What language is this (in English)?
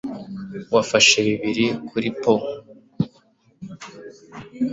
Kinyarwanda